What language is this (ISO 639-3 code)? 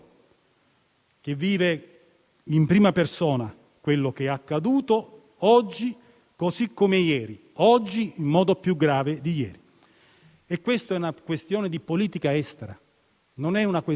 ita